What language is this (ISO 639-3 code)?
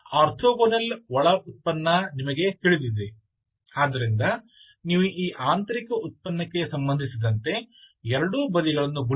kan